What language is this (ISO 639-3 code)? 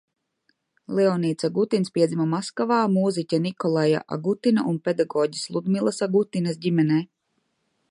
lav